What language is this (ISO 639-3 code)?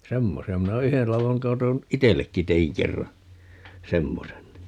fin